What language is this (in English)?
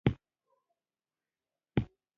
Pashto